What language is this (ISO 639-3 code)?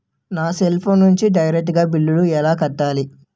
tel